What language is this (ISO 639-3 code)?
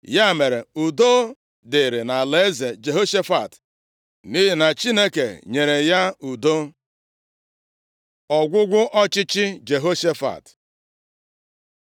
ibo